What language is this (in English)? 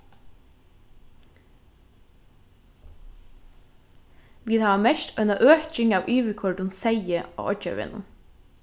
Faroese